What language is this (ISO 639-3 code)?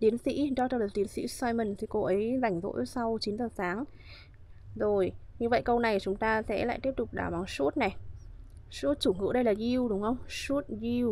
vie